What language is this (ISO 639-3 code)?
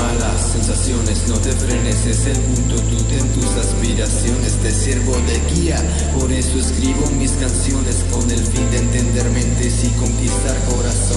ron